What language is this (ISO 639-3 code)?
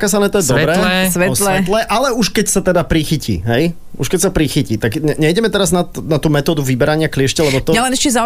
slk